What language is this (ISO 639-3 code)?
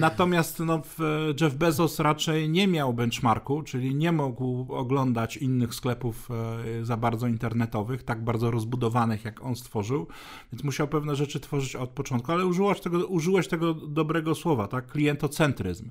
pol